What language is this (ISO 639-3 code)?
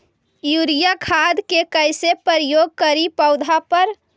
mag